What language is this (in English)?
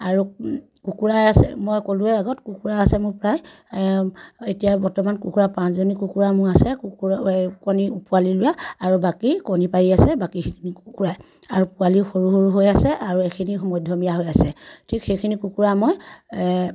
Assamese